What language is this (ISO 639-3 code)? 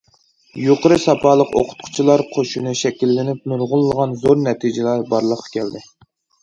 uig